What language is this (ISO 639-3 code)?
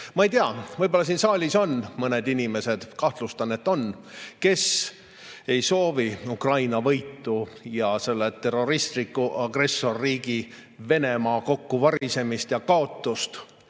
est